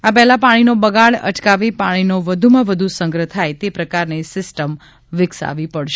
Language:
Gujarati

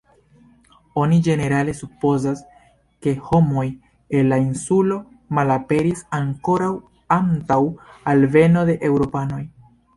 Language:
Esperanto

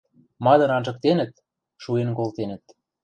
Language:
Western Mari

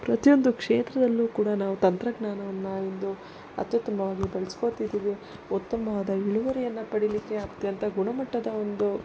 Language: Kannada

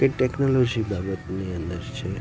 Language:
Gujarati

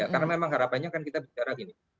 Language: Indonesian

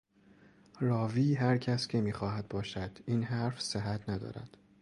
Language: Persian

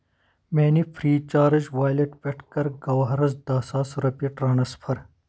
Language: Kashmiri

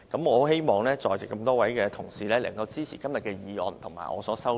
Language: Cantonese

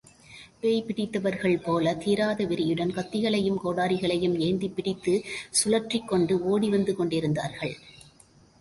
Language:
Tamil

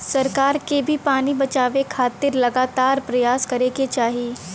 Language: Bhojpuri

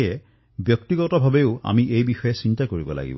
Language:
Assamese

